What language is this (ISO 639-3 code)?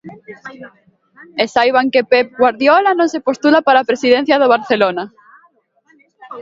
glg